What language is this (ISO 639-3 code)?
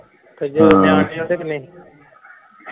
pan